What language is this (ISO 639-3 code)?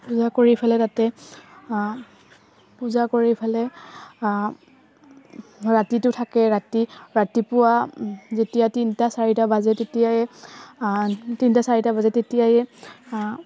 asm